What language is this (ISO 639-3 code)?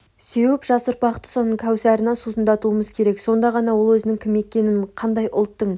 kaz